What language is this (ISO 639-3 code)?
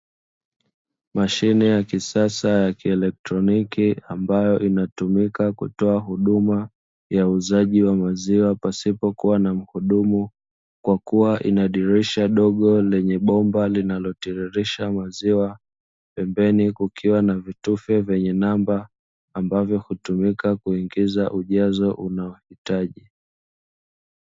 swa